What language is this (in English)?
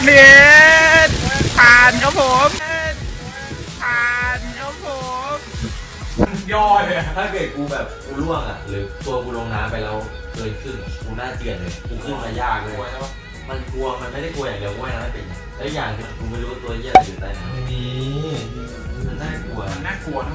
Thai